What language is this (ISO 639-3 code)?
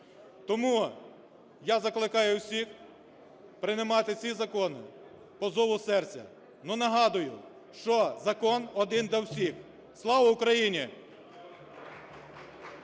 ukr